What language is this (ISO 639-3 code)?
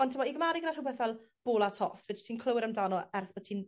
cym